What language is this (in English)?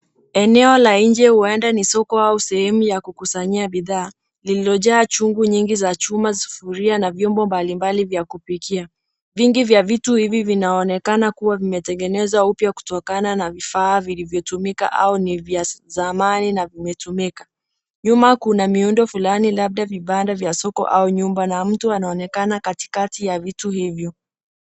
Swahili